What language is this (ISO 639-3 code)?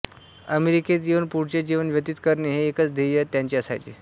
mar